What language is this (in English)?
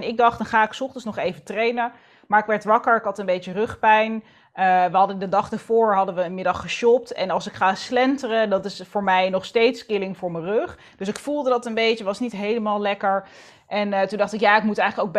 Dutch